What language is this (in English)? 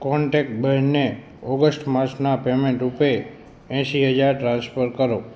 Gujarati